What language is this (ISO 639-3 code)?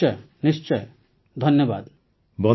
ori